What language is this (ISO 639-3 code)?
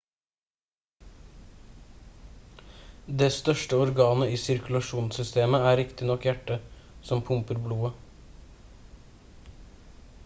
nob